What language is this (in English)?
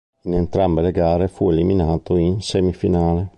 Italian